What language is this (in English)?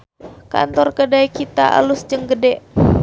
Sundanese